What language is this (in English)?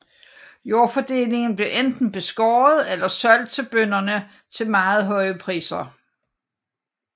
Danish